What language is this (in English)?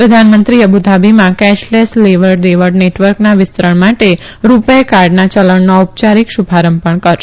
Gujarati